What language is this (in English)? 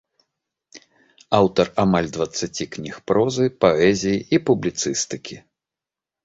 Belarusian